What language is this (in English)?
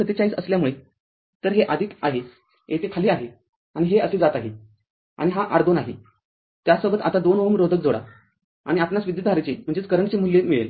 Marathi